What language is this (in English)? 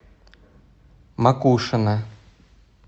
Russian